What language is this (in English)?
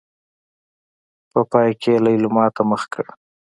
Pashto